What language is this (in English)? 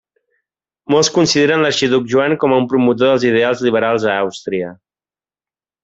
Catalan